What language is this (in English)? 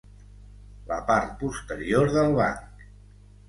Catalan